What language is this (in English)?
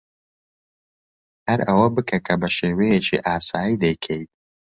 Central Kurdish